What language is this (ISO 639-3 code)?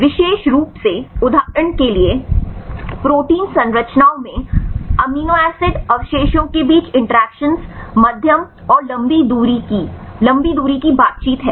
hin